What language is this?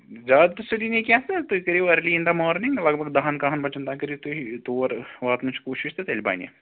Kashmiri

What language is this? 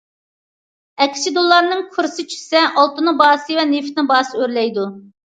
Uyghur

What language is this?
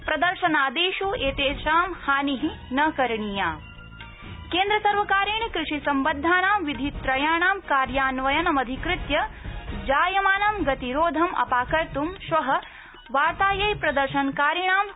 Sanskrit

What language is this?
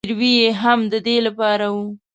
Pashto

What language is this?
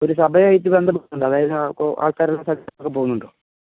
Malayalam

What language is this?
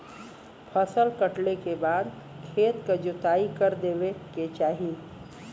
Bhojpuri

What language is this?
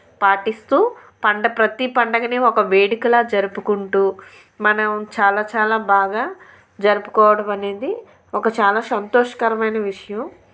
Telugu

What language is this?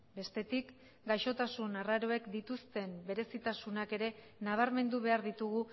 Basque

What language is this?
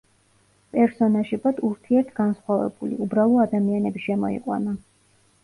Georgian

